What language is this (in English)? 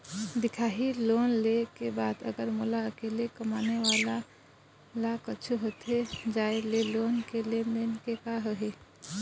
Chhattisgarhi